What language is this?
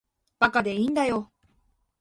Japanese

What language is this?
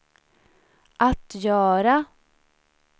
Swedish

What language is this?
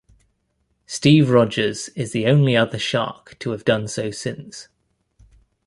English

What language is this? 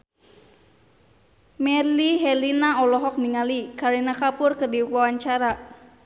Sundanese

